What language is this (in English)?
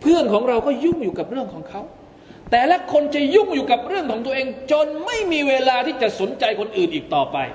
Thai